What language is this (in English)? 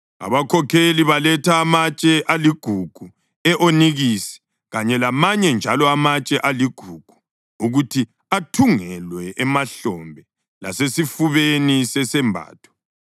North Ndebele